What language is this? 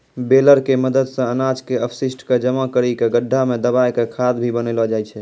Maithili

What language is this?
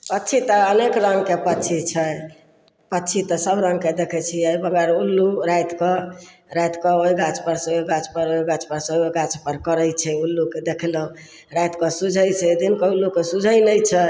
Maithili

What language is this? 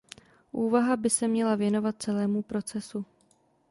Czech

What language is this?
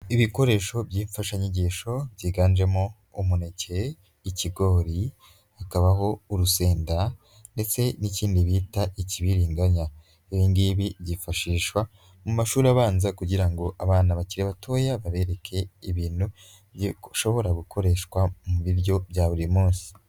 Kinyarwanda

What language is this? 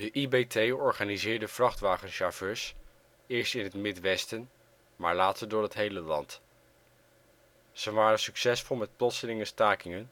Dutch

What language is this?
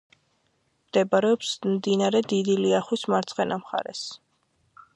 Georgian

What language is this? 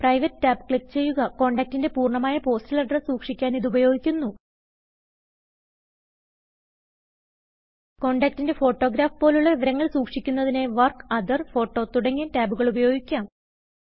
Malayalam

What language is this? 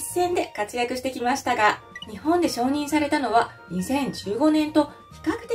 Japanese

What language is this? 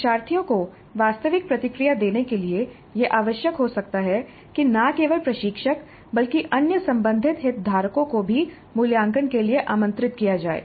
Hindi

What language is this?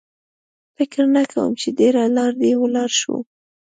Pashto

